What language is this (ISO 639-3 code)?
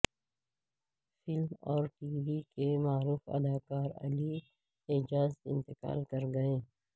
urd